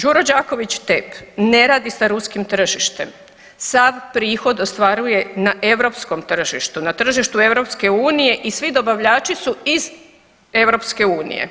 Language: Croatian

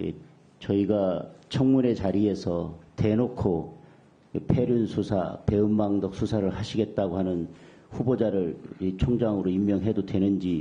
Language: Korean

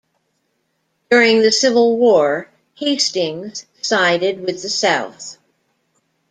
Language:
English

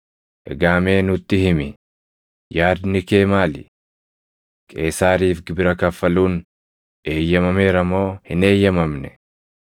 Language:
Oromo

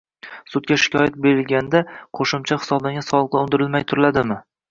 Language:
Uzbek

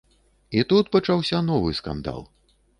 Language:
Belarusian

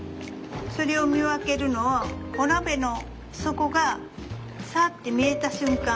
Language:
Japanese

